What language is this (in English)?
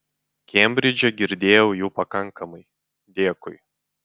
Lithuanian